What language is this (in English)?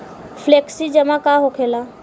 Bhojpuri